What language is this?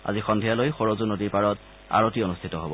Assamese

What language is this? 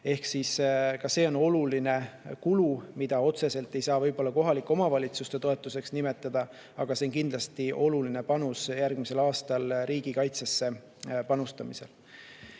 Estonian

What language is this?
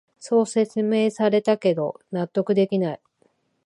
Japanese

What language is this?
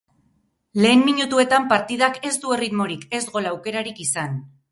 Basque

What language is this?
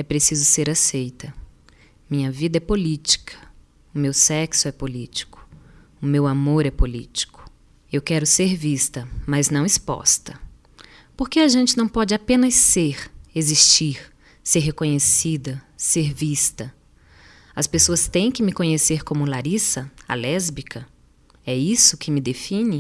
Portuguese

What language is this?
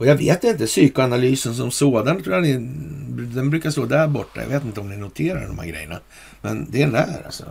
Swedish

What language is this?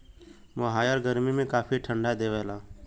Bhojpuri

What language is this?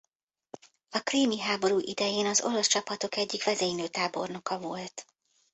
Hungarian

